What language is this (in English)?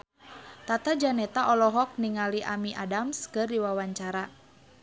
Sundanese